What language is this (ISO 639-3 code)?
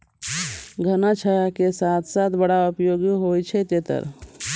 mai